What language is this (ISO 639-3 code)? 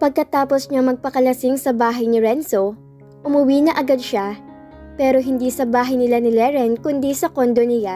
fil